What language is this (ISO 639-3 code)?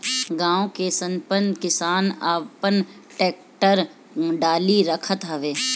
bho